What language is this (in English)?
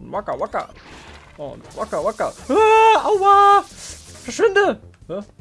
German